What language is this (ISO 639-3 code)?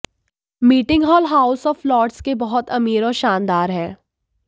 hin